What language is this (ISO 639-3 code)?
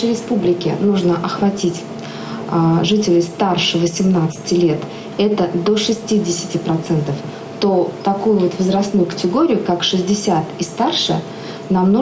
rus